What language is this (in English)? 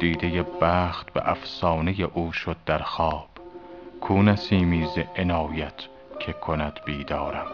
Persian